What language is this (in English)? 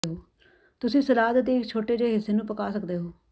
Punjabi